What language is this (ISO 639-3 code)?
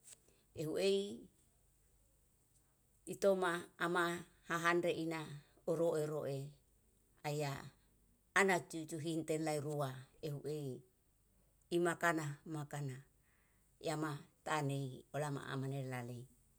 jal